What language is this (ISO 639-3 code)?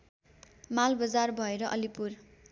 nep